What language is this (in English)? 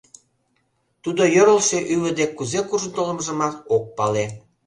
Mari